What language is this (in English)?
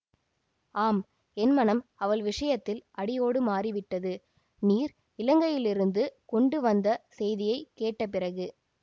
Tamil